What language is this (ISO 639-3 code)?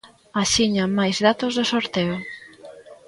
glg